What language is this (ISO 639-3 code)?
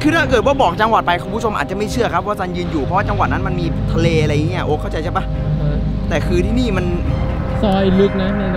tha